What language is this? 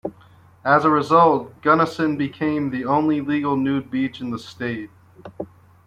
English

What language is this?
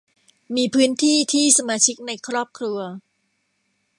Thai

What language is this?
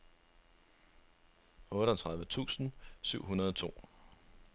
Danish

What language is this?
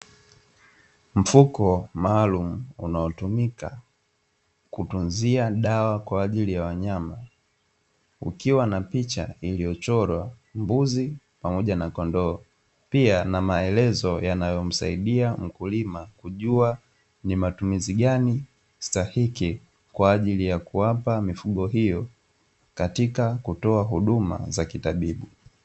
Swahili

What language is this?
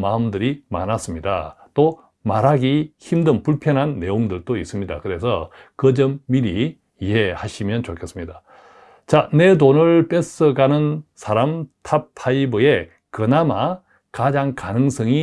Korean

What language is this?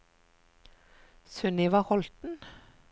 Norwegian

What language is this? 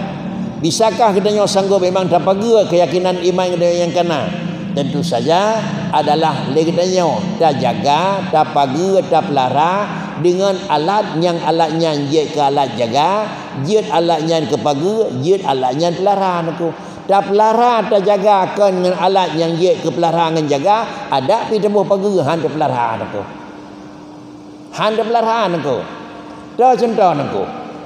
Malay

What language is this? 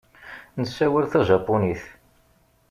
Kabyle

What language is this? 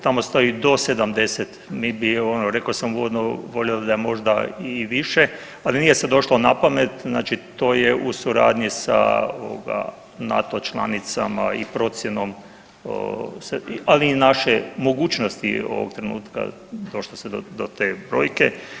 Croatian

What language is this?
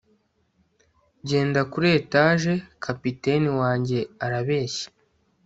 Kinyarwanda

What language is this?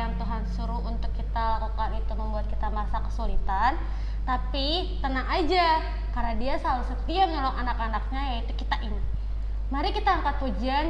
Indonesian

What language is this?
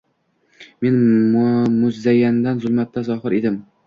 Uzbek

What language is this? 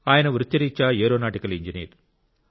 Telugu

